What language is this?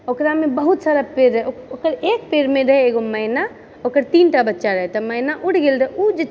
Maithili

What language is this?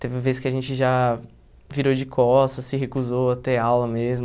Portuguese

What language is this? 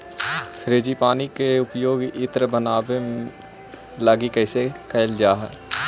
Magahi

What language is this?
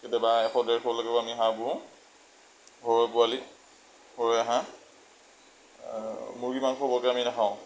Assamese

